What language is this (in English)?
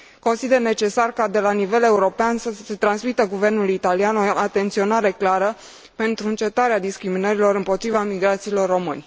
Romanian